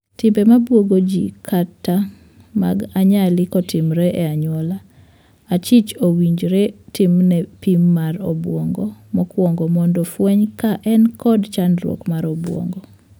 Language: Luo (Kenya and Tanzania)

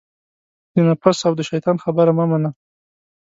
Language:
Pashto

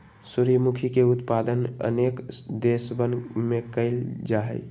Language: Magahi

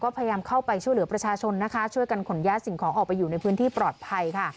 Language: Thai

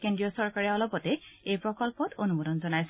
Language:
Assamese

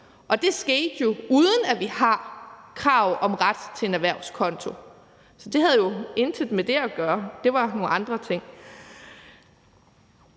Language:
Danish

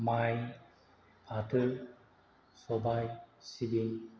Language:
Bodo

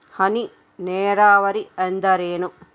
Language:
Kannada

